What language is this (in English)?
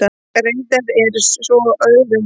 Icelandic